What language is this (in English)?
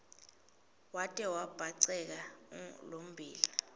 Swati